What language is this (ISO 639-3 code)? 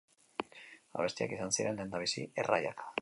eus